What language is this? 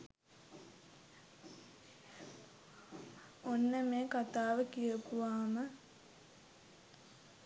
Sinhala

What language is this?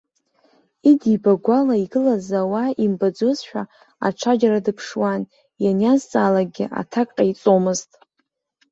Abkhazian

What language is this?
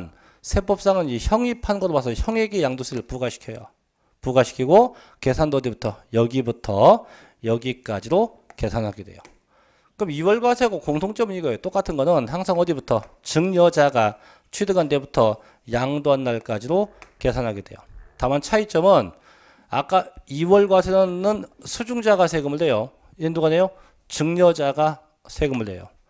Korean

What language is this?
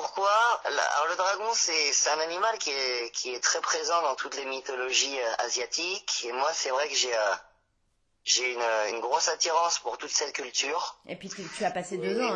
French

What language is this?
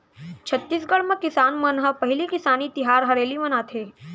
Chhattisgarhi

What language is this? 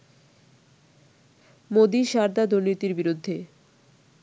Bangla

